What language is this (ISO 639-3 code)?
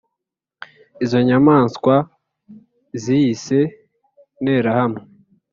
kin